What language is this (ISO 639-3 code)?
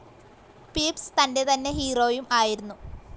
mal